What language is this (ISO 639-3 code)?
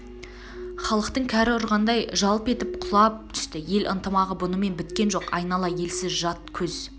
kaz